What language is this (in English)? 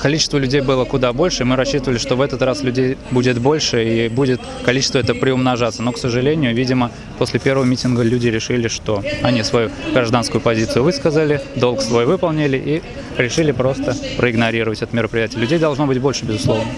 Russian